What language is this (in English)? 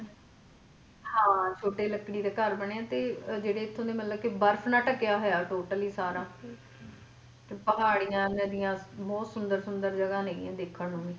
Punjabi